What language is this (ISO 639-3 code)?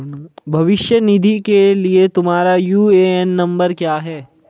hin